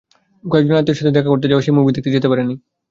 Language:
Bangla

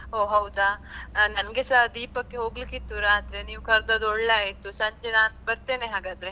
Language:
Kannada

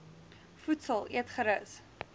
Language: Afrikaans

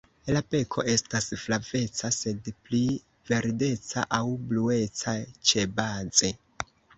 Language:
Esperanto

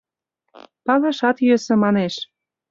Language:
Mari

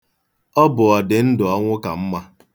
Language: Igbo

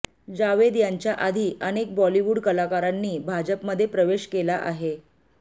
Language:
Marathi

